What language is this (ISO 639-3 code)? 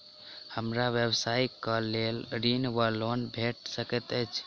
mai